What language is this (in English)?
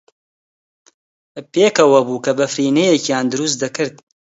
Central Kurdish